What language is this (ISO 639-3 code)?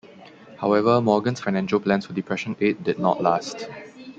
eng